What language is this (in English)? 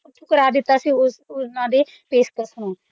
Punjabi